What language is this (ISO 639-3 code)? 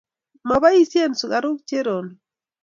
kln